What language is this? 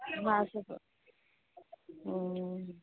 Maithili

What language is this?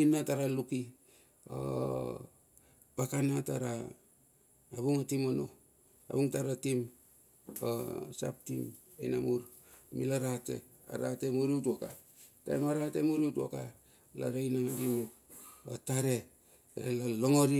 Bilur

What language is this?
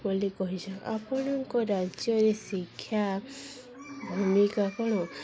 Odia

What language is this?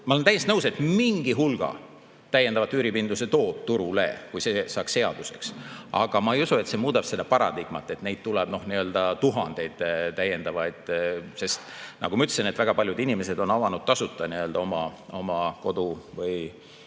Estonian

